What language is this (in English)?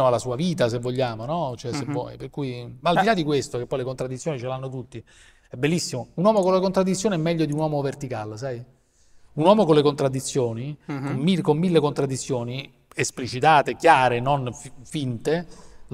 Italian